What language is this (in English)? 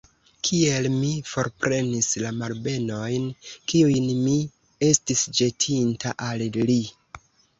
Esperanto